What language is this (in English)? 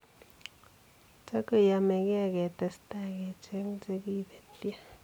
Kalenjin